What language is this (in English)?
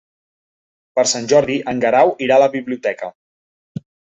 Catalan